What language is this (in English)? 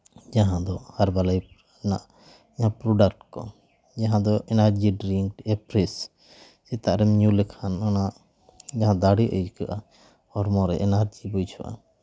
Santali